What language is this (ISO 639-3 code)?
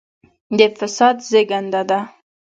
pus